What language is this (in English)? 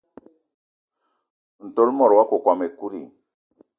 Eton (Cameroon)